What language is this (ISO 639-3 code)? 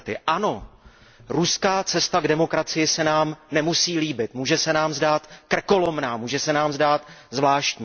ces